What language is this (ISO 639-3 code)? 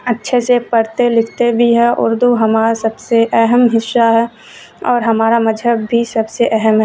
urd